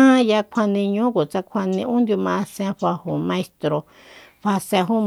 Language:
Soyaltepec Mazatec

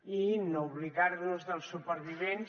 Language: Catalan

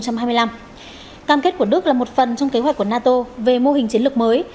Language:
Vietnamese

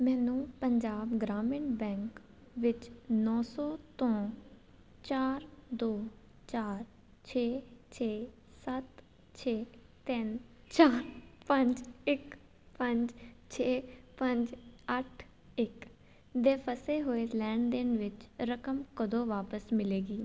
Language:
Punjabi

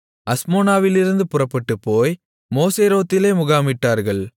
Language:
Tamil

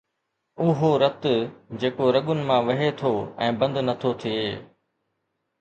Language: Sindhi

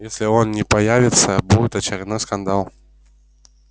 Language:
Russian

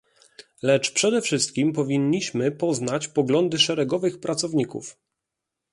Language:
Polish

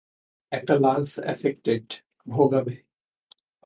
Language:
Bangla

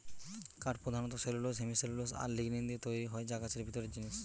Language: Bangla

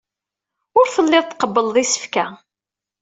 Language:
Kabyle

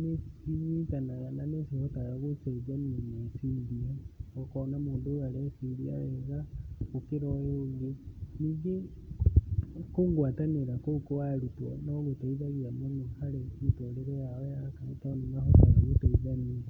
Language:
Kikuyu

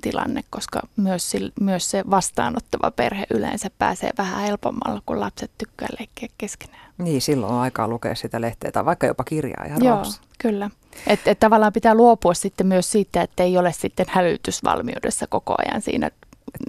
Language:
Finnish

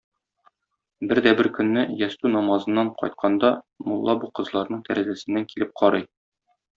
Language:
Tatar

